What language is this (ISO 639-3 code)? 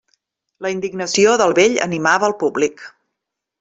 cat